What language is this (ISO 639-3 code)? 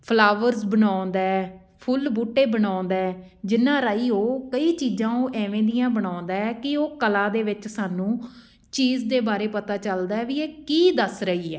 pan